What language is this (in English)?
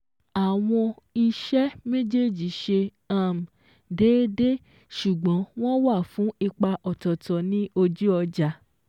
Yoruba